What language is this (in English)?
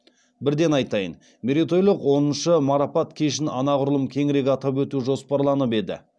Kazakh